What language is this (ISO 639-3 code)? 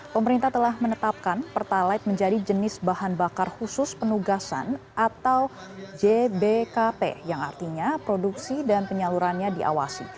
ind